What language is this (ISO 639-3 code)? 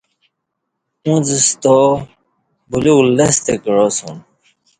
bsh